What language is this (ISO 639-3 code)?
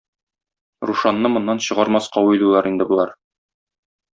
tat